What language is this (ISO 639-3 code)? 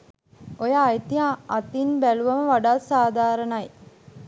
sin